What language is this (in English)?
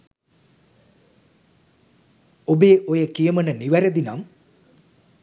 Sinhala